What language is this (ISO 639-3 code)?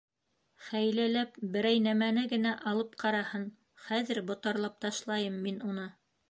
bak